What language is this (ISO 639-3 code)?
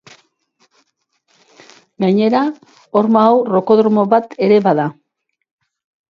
eus